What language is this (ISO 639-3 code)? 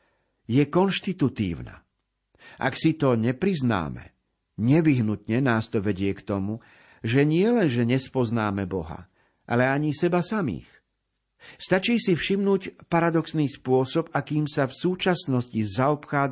slk